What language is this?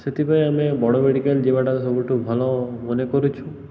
Odia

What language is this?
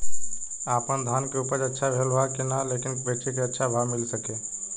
Bhojpuri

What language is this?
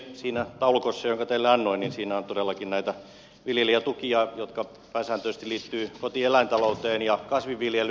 Finnish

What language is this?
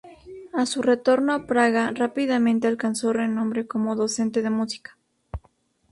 Spanish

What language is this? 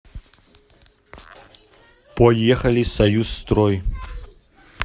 Russian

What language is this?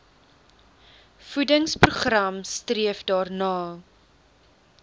Afrikaans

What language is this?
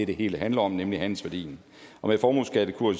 Danish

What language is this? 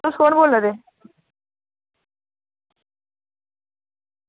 Dogri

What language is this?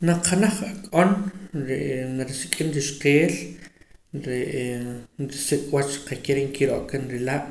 Poqomam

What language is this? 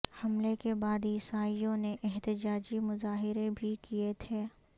Urdu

